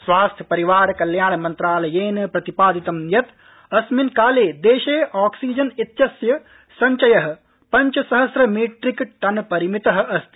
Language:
Sanskrit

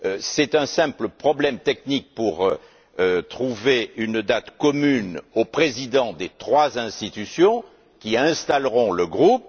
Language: French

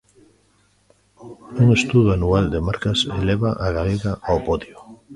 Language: Galician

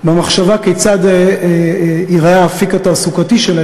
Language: Hebrew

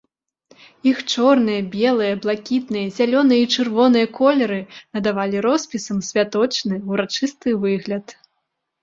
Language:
Belarusian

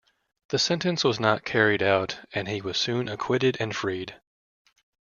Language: English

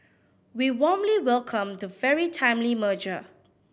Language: English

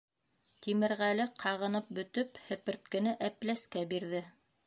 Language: Bashkir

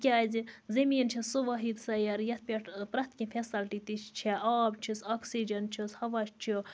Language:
Kashmiri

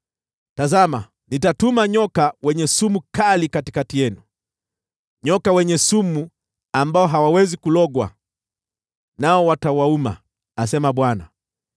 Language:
Swahili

